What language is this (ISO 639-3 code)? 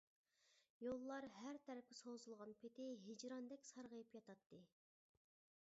uig